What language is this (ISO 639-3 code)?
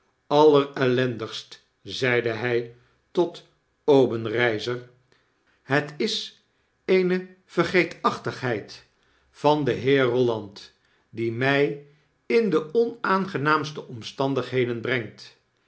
nld